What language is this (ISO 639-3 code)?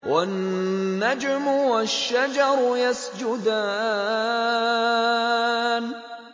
ara